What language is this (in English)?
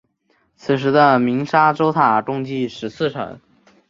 Chinese